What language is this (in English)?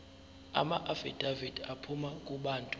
Zulu